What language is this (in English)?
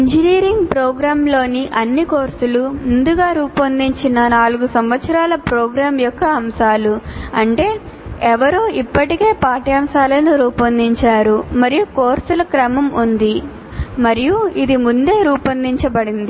Telugu